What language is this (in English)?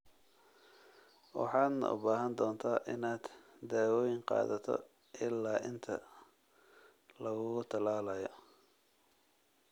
Somali